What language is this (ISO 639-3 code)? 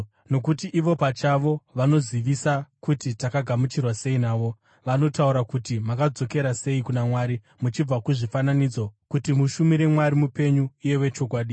sna